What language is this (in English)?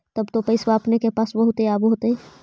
Magahi